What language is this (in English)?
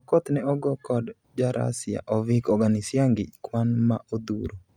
Luo (Kenya and Tanzania)